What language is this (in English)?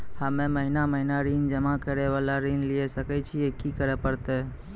Maithili